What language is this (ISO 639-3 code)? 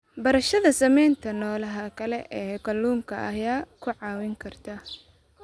som